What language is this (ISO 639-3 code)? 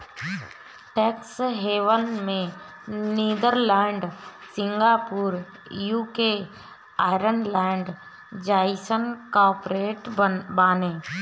bho